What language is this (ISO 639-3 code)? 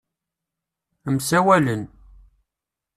kab